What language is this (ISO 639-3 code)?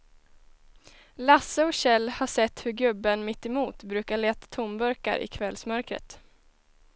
swe